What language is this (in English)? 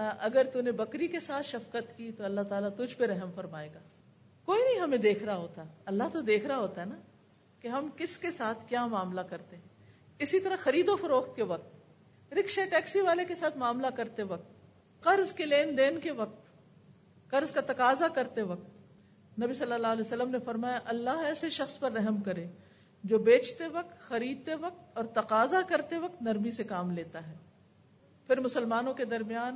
Urdu